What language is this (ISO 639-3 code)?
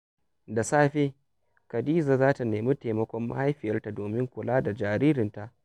hau